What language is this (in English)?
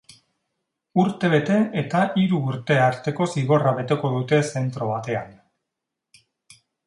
Basque